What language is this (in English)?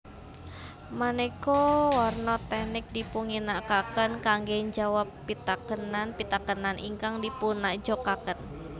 Javanese